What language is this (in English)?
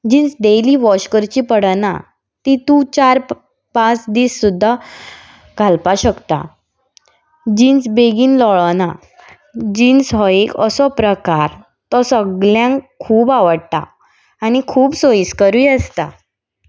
Konkani